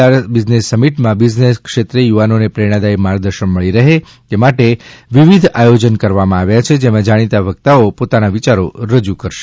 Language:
Gujarati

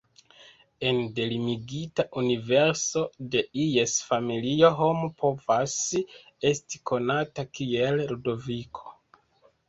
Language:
Esperanto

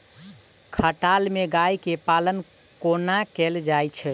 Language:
Maithili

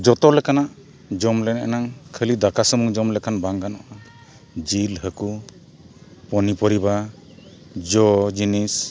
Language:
Santali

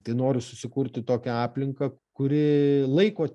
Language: Lithuanian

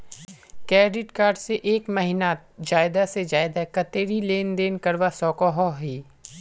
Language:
Magahi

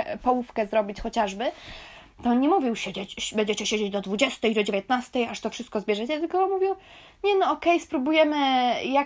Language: Polish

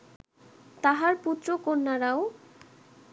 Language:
Bangla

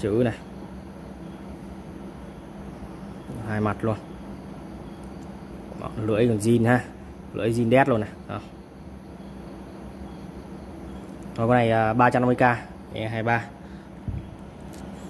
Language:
Vietnamese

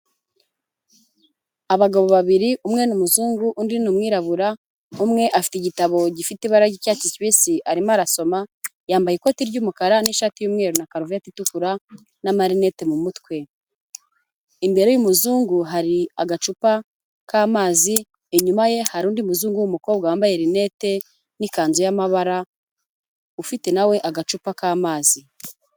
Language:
Kinyarwanda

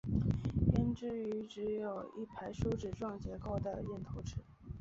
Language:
Chinese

